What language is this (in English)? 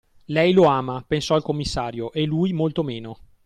Italian